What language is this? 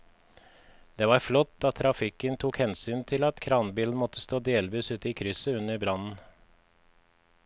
Norwegian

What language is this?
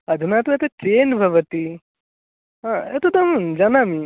Sanskrit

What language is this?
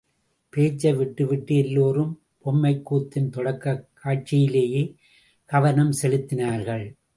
Tamil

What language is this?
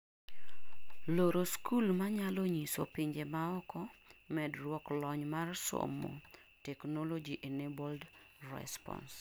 Luo (Kenya and Tanzania)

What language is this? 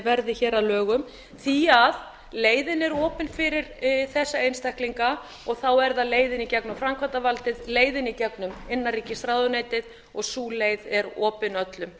Icelandic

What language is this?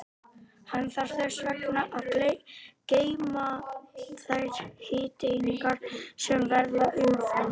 Icelandic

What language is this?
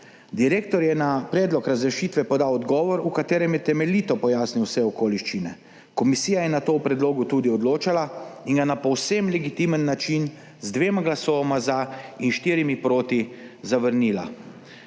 Slovenian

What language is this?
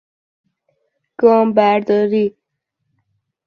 Persian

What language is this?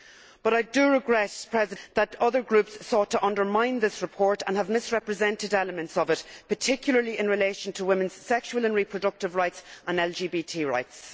English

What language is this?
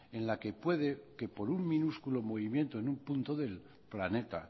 Spanish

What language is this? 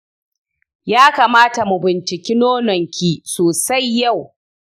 Hausa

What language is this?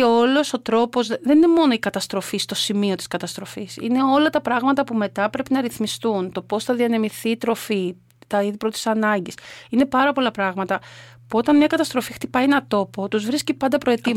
Greek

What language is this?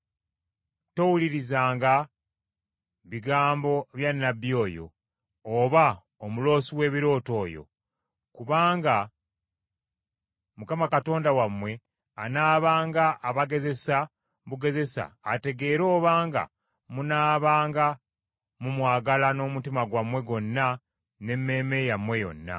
Ganda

